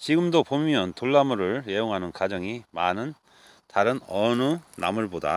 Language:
Korean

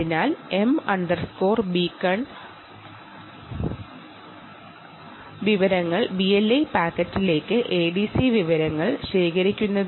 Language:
Malayalam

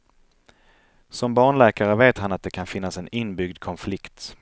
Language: Swedish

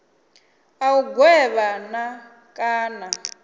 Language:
Venda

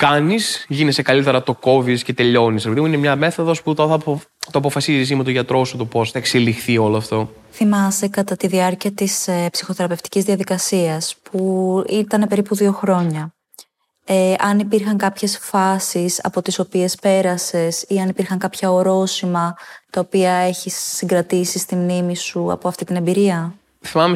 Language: Greek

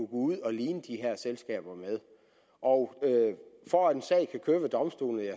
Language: Danish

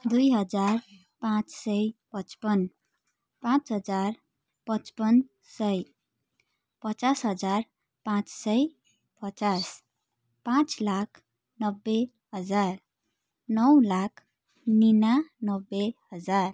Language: Nepali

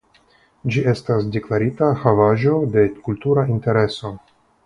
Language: Esperanto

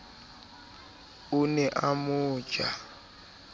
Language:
Southern Sotho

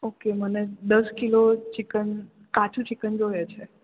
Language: Gujarati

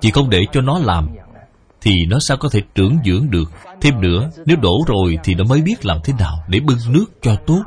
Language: Vietnamese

